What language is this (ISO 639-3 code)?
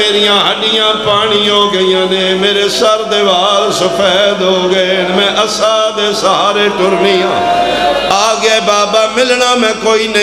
ara